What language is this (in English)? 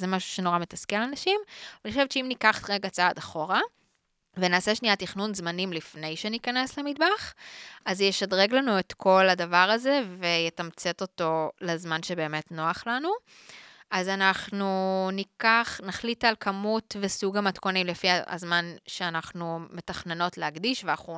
Hebrew